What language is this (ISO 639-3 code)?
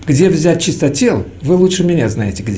rus